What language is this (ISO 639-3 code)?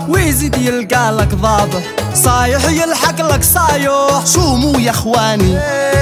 ara